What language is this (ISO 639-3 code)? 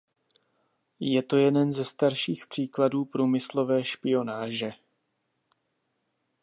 ces